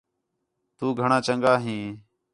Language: Khetrani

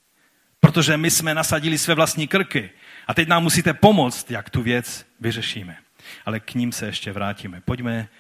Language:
Czech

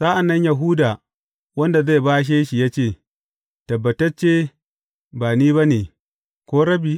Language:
Hausa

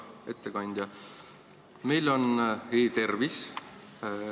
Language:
Estonian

